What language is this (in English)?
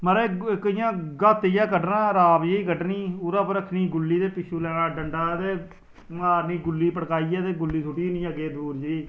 Dogri